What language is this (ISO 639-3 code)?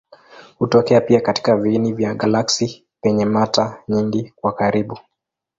swa